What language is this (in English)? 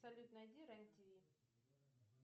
Russian